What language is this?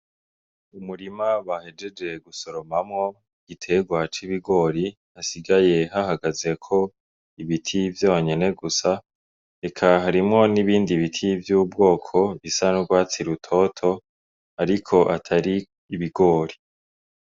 Rundi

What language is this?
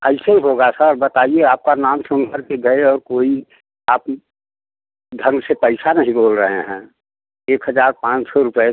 Hindi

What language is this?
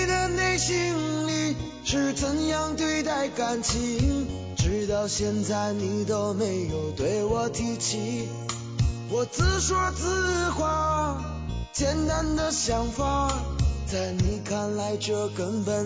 Chinese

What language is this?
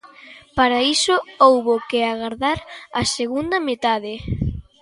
Galician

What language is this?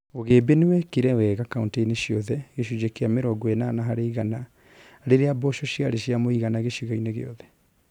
Kikuyu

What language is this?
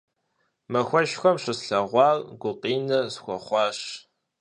Kabardian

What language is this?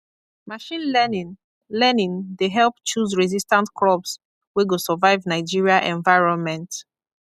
Nigerian Pidgin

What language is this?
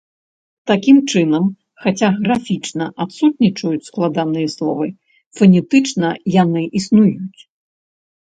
Belarusian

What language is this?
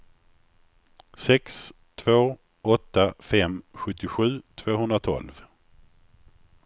Swedish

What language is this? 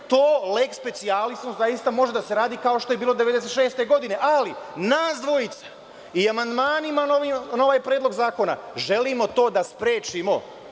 Serbian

